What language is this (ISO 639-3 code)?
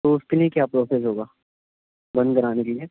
urd